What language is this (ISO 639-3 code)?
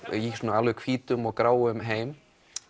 isl